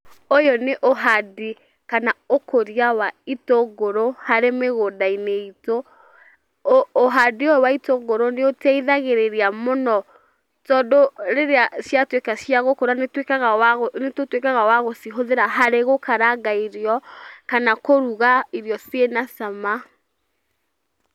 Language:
Kikuyu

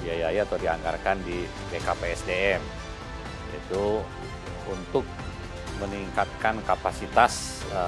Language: Indonesian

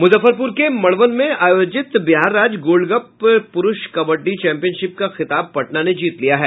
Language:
Hindi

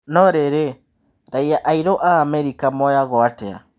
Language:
Kikuyu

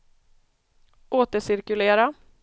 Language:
Swedish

